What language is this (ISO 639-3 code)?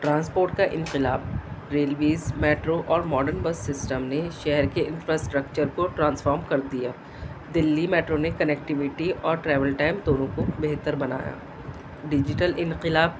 urd